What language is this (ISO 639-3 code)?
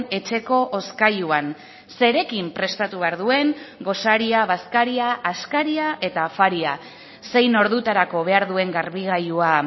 eus